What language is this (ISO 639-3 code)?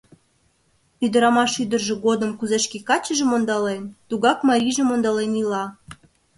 chm